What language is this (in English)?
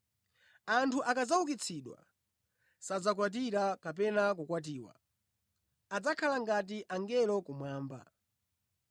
Nyanja